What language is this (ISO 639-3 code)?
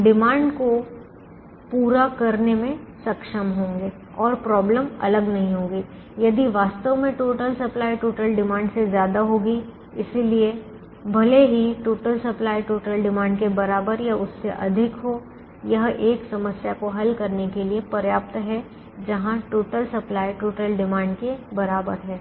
hin